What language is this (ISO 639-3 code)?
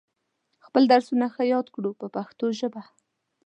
pus